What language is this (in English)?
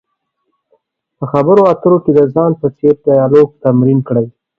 Pashto